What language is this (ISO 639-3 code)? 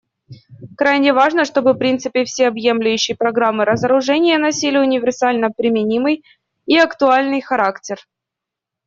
rus